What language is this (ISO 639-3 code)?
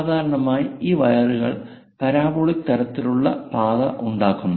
mal